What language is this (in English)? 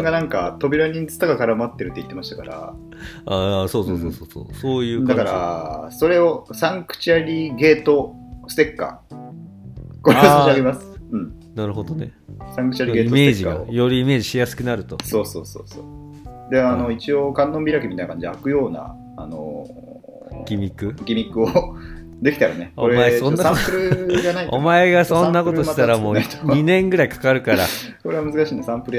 Japanese